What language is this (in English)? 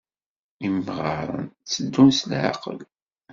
Kabyle